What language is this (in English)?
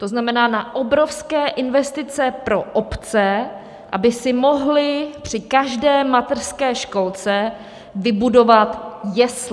Czech